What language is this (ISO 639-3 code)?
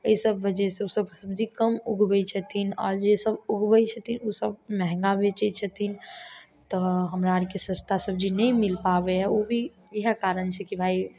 mai